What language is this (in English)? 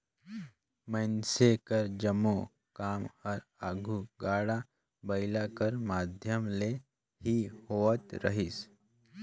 Chhattisgarhi